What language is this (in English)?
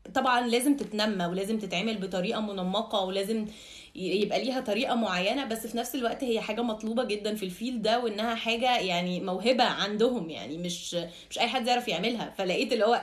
Arabic